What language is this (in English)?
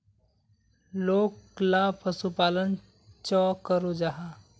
Magahi